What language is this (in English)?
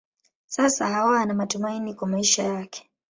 Swahili